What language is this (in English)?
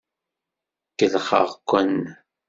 Kabyle